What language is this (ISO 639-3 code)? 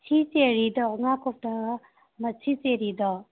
mni